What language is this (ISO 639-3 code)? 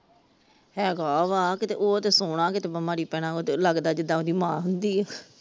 pan